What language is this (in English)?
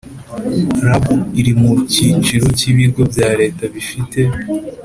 Kinyarwanda